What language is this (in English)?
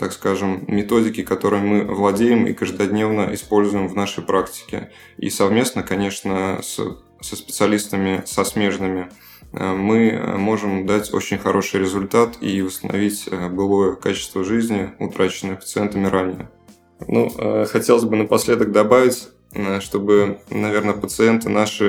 Russian